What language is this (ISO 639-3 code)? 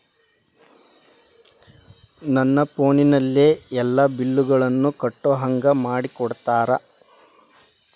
kan